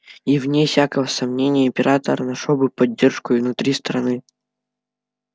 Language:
Russian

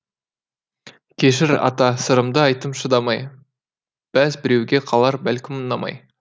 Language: Kazakh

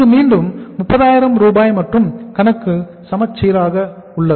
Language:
Tamil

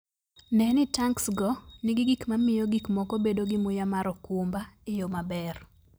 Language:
Luo (Kenya and Tanzania)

